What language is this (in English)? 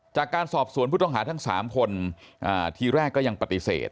Thai